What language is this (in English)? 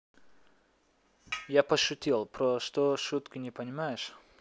Russian